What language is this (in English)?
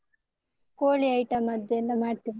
Kannada